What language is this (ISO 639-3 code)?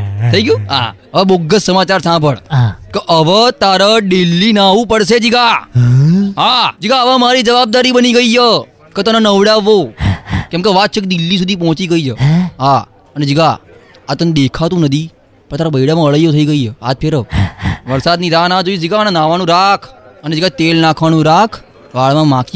guj